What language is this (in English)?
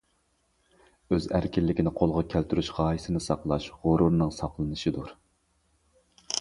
Uyghur